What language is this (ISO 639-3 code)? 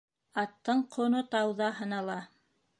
bak